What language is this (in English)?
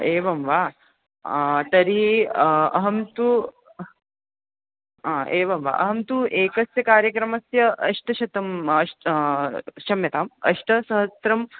Sanskrit